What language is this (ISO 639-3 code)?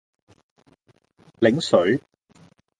yue